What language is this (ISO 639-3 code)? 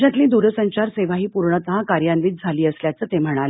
mar